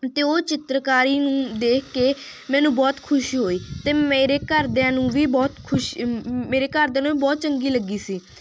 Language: Punjabi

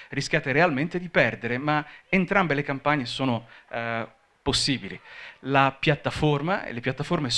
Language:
Italian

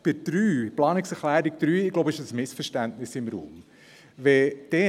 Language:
Swiss German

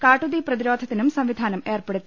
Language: Malayalam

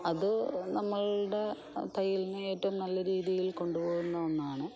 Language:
Malayalam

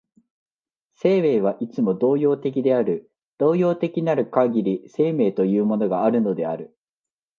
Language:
Japanese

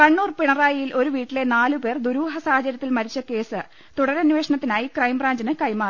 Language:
Malayalam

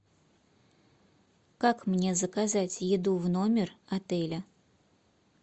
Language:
Russian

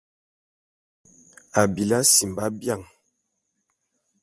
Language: Bulu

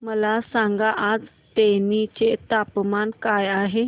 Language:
Marathi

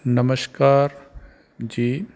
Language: Punjabi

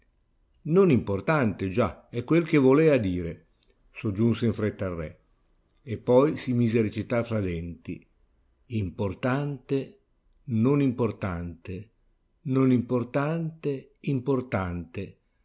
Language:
Italian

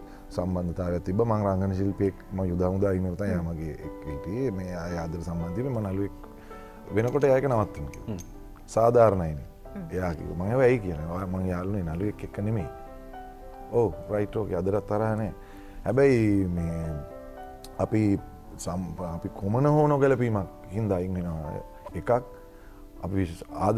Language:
Indonesian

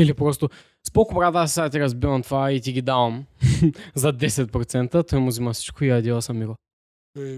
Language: Bulgarian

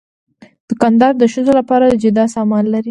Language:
Pashto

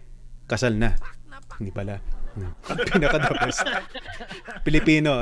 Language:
Filipino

